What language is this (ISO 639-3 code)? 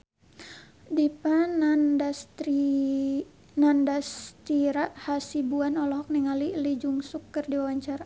sun